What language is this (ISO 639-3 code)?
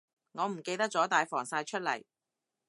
yue